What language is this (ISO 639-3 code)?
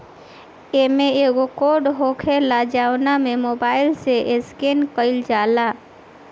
bho